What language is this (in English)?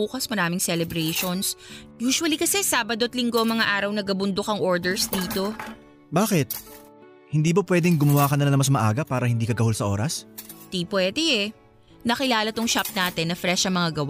Filipino